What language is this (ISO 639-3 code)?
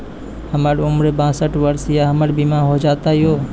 mai